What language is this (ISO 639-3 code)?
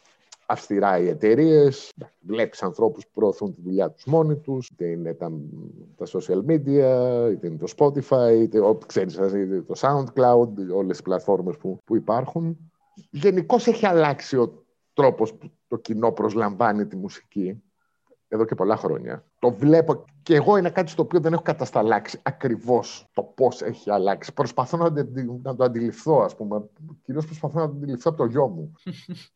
ell